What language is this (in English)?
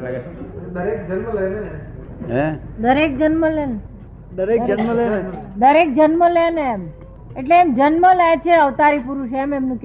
Gujarati